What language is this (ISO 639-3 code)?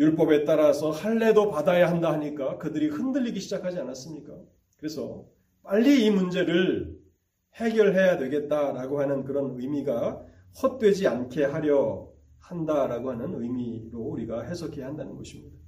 kor